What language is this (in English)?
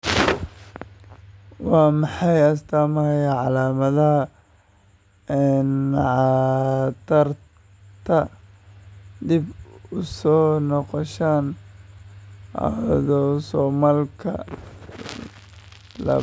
Somali